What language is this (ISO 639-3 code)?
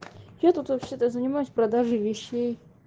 rus